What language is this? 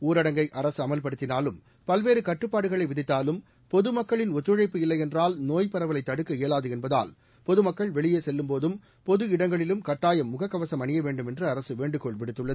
Tamil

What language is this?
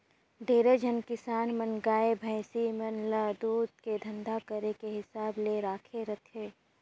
Chhattisgarhi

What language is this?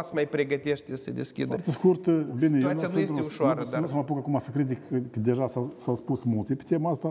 Romanian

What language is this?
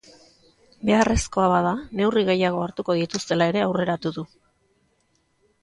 Basque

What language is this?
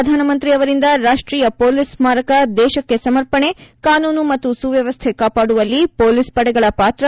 Kannada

